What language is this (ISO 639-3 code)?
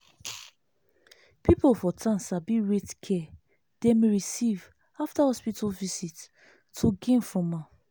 pcm